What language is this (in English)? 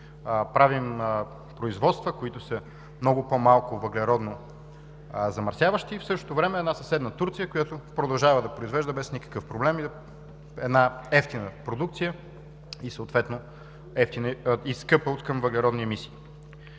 Bulgarian